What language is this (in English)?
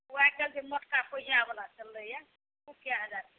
Maithili